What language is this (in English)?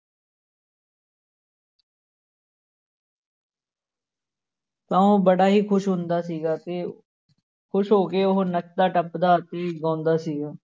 Punjabi